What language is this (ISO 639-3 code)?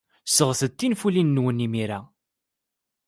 kab